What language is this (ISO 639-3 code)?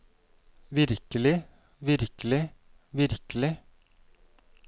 nor